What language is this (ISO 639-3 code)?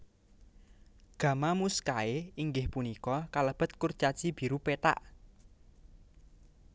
jav